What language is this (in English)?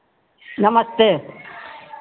Hindi